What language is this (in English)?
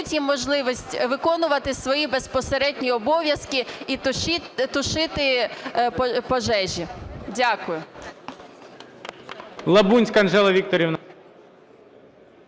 Ukrainian